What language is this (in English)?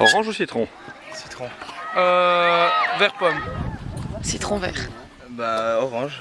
French